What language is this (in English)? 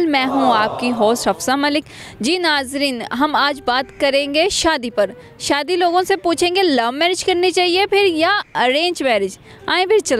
Hindi